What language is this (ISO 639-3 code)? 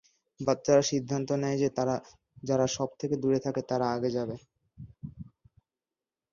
ben